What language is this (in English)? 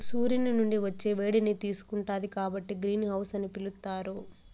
Telugu